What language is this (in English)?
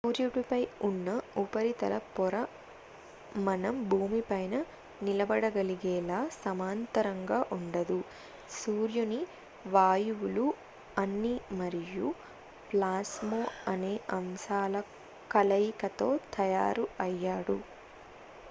Telugu